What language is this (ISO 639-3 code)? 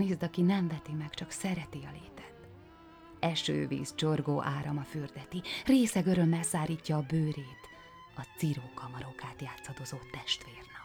hun